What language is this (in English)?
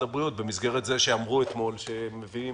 Hebrew